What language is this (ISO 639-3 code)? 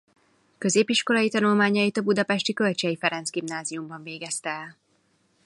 hun